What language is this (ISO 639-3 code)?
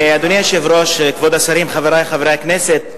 heb